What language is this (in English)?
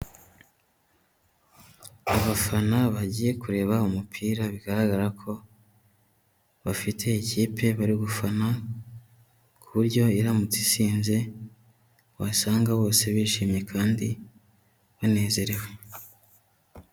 Kinyarwanda